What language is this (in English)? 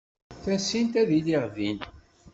Kabyle